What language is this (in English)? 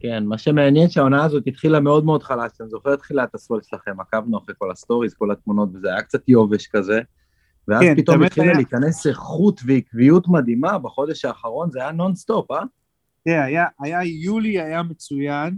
Hebrew